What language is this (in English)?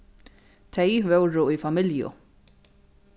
Faroese